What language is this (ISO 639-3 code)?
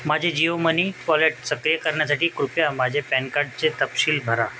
mar